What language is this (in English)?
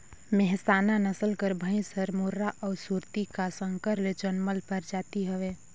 Chhattisgarhi